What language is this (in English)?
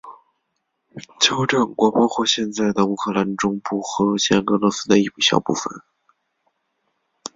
Chinese